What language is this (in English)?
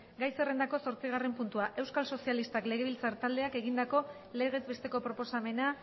Basque